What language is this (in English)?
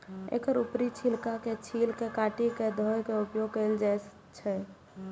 Maithili